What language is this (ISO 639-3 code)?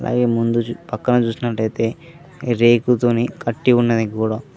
tel